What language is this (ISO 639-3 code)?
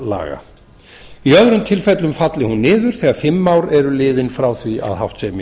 isl